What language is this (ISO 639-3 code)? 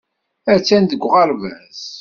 kab